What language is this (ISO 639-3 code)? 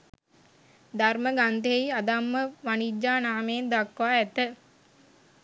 sin